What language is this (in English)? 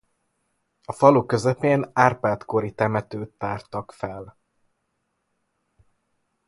Hungarian